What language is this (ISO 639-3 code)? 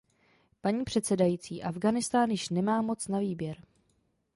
ces